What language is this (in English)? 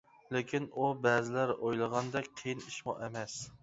Uyghur